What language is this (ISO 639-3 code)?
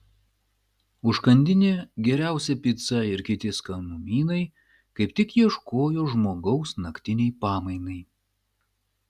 lit